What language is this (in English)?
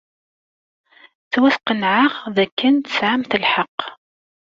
Kabyle